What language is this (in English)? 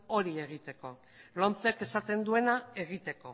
Basque